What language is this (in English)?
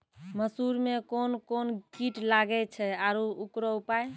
Maithili